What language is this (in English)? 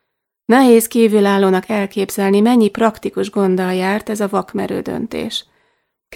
Hungarian